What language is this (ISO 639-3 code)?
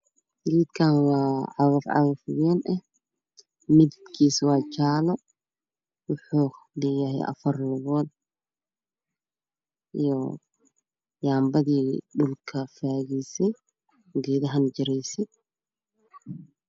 som